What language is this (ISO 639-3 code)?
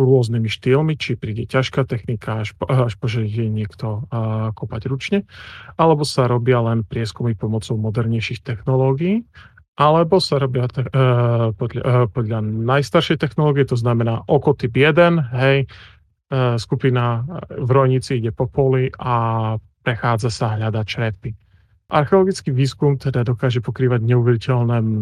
slk